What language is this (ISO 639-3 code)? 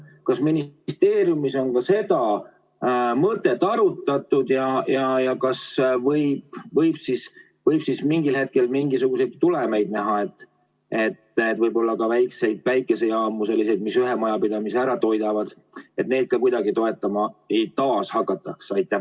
est